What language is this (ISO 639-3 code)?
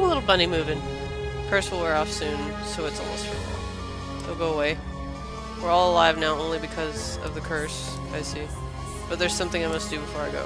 eng